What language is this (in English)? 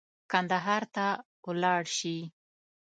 Pashto